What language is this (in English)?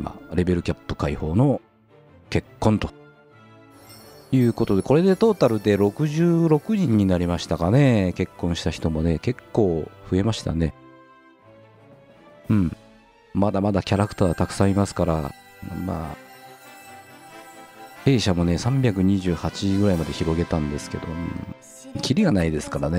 Japanese